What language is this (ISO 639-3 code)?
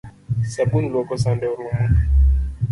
luo